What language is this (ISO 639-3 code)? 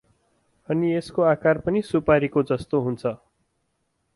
nep